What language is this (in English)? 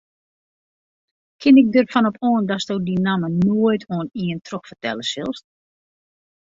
Western Frisian